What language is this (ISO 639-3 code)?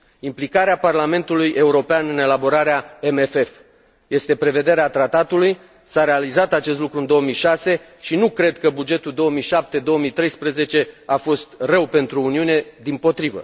ron